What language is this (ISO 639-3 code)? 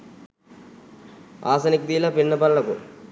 sin